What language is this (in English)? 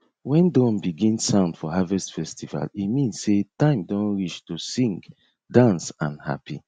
Nigerian Pidgin